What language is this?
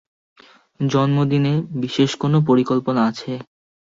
Bangla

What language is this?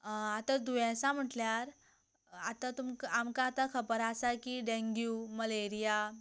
Konkani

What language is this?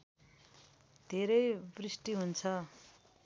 Nepali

